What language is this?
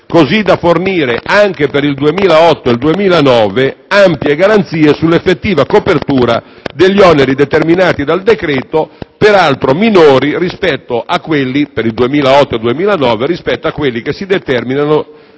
Italian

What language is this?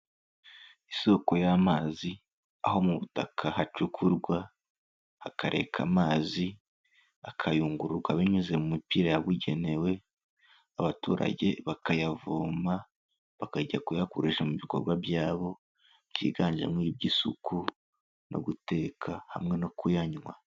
Kinyarwanda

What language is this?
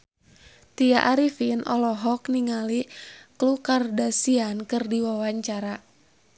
Sundanese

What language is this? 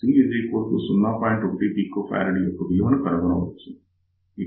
Telugu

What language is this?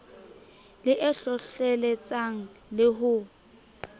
Southern Sotho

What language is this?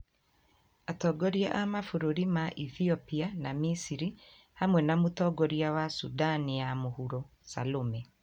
Kikuyu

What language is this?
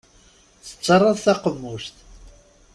Kabyle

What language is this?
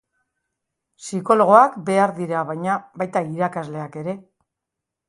Basque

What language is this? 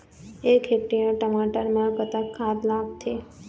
Chhattisgarhi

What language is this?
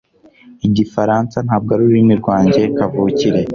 Kinyarwanda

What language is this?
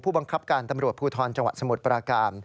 Thai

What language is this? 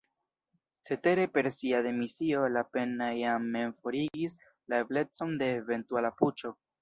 Esperanto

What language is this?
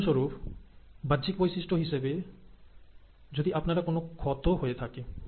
Bangla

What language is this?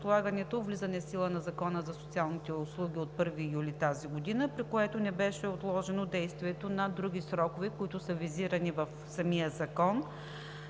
Bulgarian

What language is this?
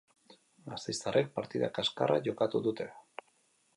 Basque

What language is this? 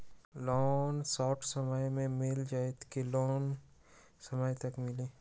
Magahi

